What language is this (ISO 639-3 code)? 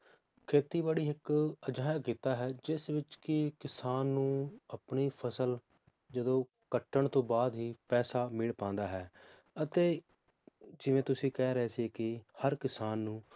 pan